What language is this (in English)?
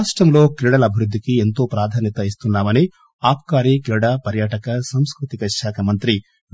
Telugu